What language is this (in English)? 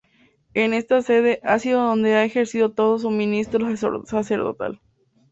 Spanish